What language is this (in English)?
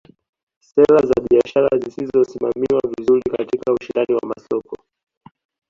Swahili